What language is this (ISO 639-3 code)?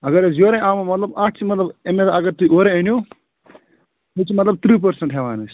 kas